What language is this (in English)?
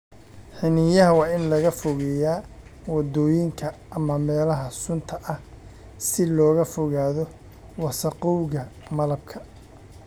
Somali